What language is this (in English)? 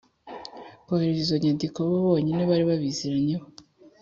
Kinyarwanda